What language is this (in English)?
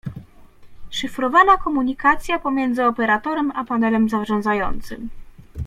Polish